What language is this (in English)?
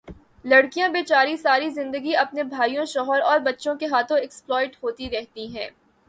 Urdu